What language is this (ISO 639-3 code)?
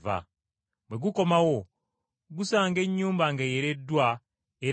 lug